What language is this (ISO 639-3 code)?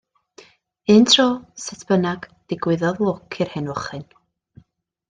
cym